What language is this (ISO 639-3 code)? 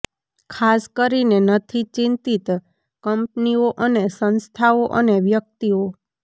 guj